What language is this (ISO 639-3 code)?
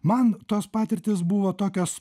lit